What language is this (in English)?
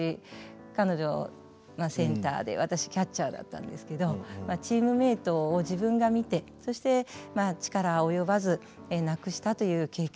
Japanese